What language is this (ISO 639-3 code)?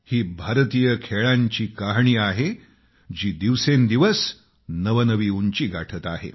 mar